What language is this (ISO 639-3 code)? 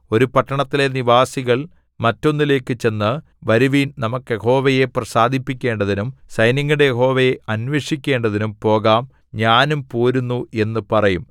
mal